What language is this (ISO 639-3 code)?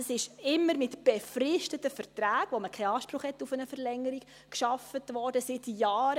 gsw